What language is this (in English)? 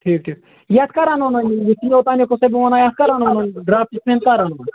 Kashmiri